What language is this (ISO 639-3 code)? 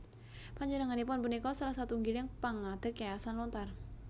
jav